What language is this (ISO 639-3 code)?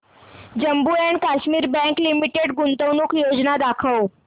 mar